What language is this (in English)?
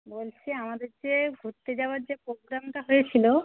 Bangla